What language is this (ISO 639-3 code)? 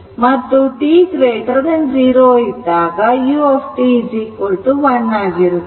kan